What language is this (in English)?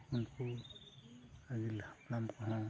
Santali